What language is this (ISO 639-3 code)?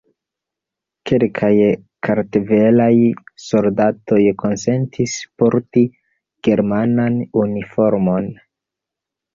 epo